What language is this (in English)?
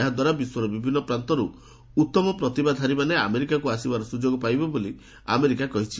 Odia